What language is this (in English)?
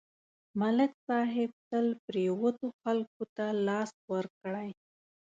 Pashto